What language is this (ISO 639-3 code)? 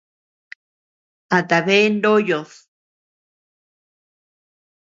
cux